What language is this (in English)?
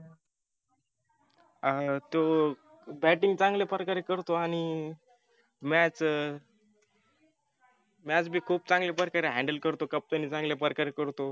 Marathi